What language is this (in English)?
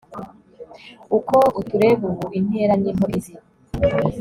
Kinyarwanda